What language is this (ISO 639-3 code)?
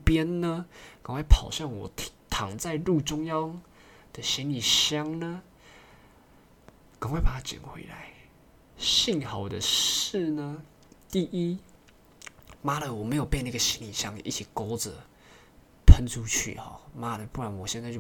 zho